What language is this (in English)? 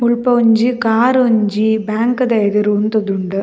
Tulu